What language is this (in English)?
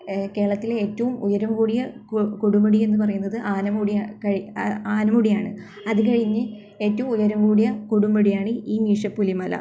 Malayalam